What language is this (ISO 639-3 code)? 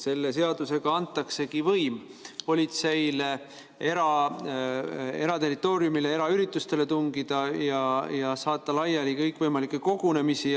est